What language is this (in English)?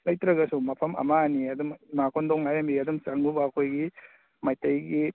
Manipuri